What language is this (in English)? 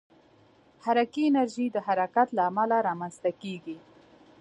Pashto